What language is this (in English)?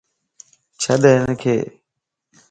Lasi